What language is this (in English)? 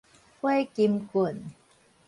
Min Nan Chinese